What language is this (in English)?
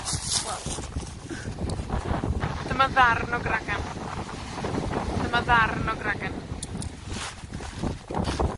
Welsh